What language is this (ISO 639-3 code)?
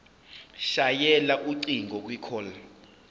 zul